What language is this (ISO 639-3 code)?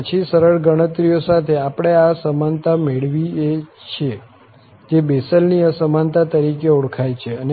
guj